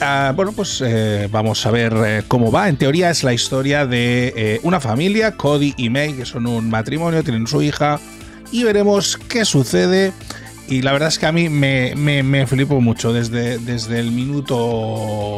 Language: Spanish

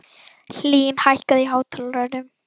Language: Icelandic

